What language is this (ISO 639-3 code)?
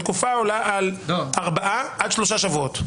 heb